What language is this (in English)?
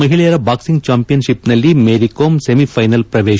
Kannada